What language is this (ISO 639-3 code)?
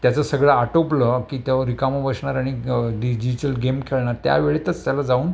mar